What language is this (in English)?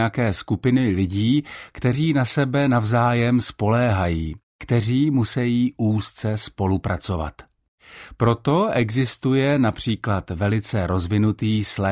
Czech